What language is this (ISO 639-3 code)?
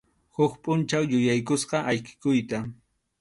qxu